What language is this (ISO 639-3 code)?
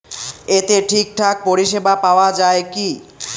ben